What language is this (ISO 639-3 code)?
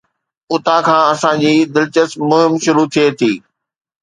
snd